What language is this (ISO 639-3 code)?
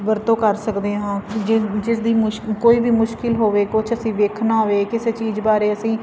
pan